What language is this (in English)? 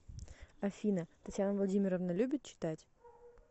Russian